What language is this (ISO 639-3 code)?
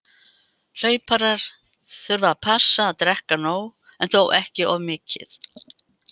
isl